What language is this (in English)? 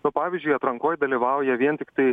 Lithuanian